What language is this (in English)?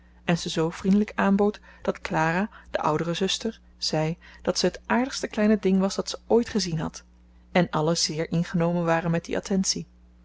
Dutch